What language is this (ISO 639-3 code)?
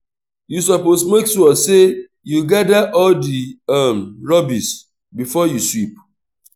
pcm